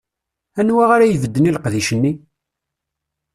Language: Kabyle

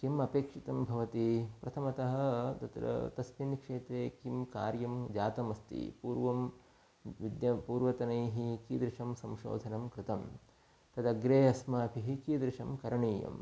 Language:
Sanskrit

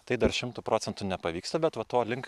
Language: Lithuanian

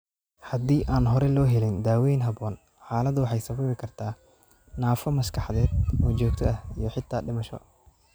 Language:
Somali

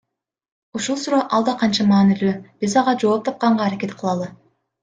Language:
Kyrgyz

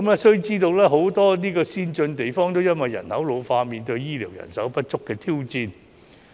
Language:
Cantonese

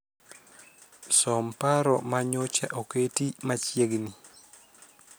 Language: Luo (Kenya and Tanzania)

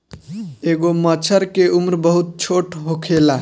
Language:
Bhojpuri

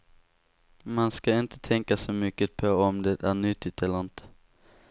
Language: Swedish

